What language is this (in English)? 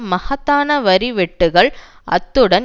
Tamil